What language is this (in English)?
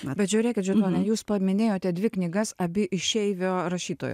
Lithuanian